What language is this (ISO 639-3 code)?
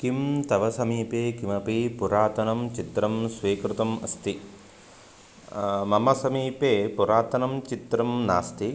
san